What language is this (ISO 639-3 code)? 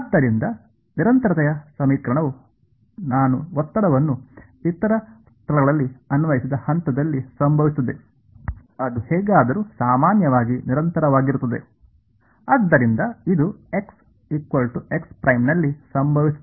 kan